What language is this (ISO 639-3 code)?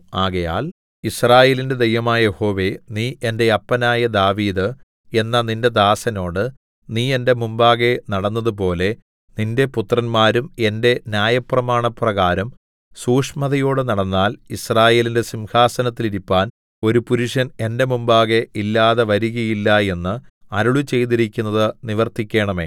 mal